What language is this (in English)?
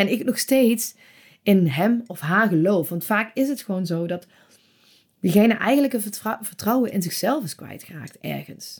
Dutch